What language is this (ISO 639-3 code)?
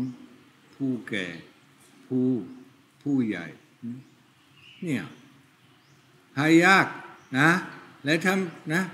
tha